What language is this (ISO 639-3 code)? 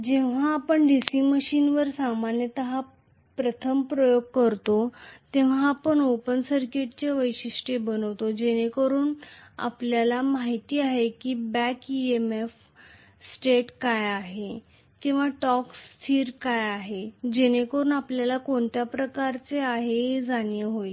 mar